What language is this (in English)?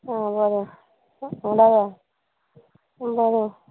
Konkani